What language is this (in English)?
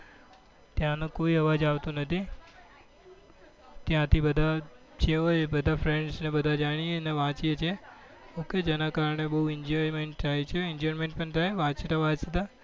Gujarati